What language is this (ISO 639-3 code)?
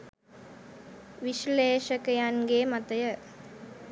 sin